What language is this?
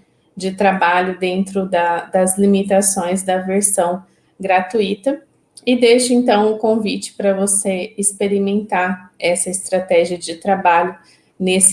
Portuguese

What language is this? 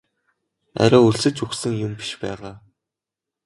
Mongolian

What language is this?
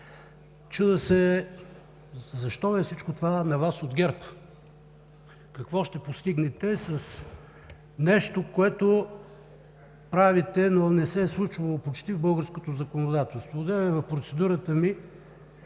Bulgarian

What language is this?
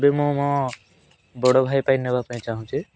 Odia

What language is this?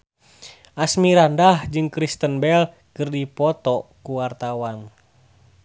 Sundanese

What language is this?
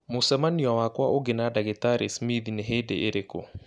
Kikuyu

